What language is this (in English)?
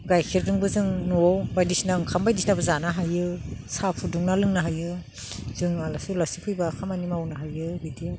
Bodo